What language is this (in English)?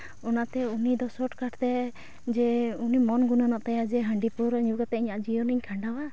Santali